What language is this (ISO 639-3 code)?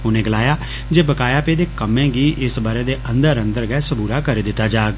doi